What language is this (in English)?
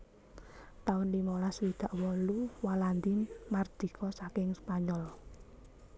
Javanese